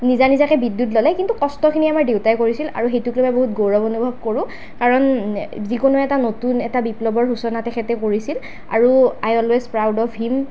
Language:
Assamese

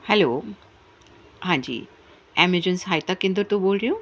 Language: Punjabi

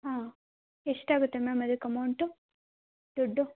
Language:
Kannada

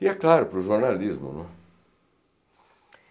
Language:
Portuguese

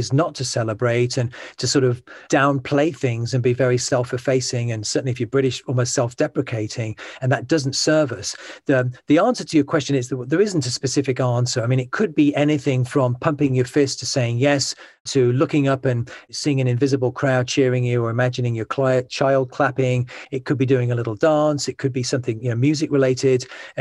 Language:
English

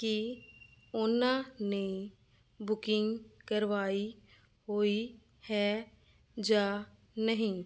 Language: Punjabi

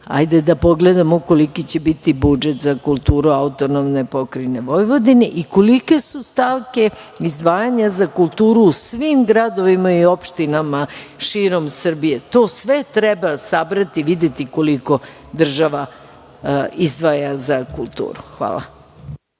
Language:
Serbian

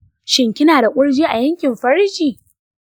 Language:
Hausa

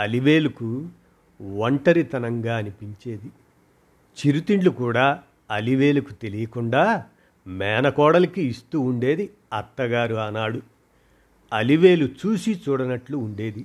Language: Telugu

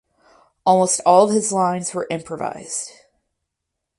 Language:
English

